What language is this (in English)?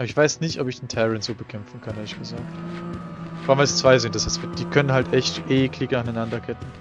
German